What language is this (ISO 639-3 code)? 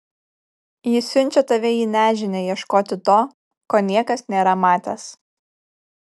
lit